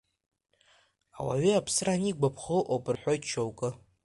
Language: Abkhazian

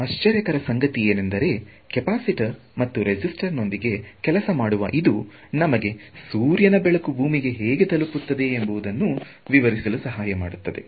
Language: Kannada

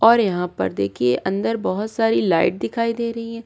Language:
Hindi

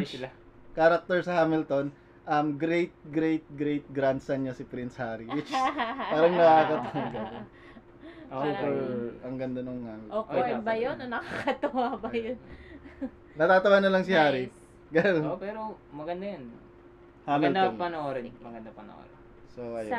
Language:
Filipino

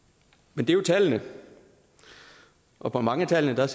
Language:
Danish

